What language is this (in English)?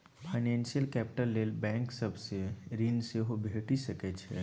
Maithili